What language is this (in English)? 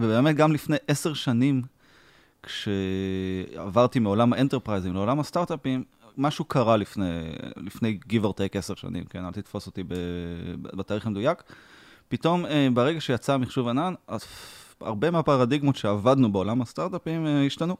Hebrew